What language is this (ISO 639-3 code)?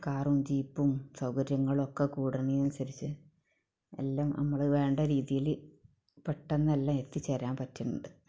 mal